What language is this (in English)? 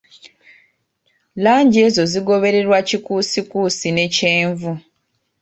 Ganda